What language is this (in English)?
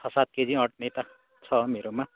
Nepali